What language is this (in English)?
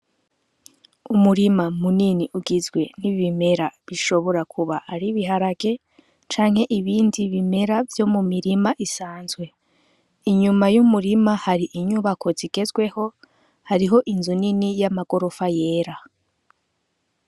Rundi